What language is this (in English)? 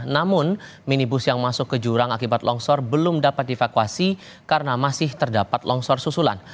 Indonesian